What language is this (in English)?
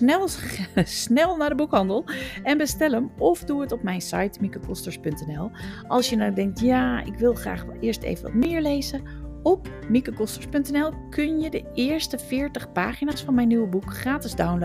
Dutch